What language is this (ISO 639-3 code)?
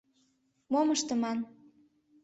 chm